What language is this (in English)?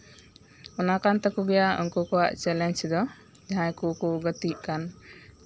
Santali